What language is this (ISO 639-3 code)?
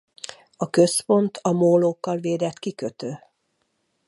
hun